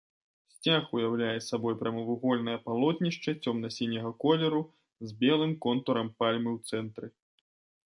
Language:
Belarusian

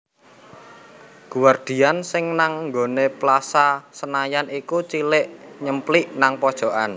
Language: Javanese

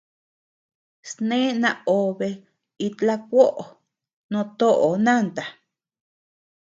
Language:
Tepeuxila Cuicatec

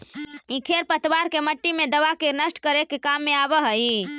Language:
Magahi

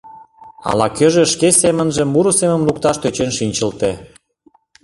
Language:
Mari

